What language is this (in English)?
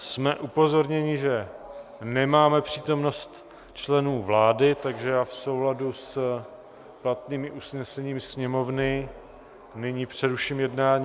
Czech